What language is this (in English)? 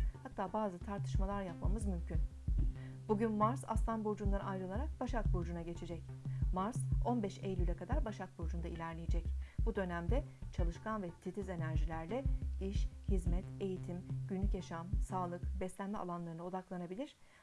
Turkish